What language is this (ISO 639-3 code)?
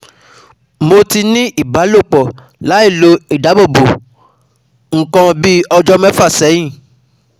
yor